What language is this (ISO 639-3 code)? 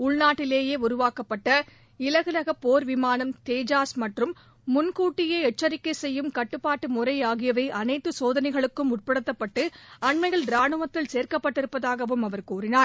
tam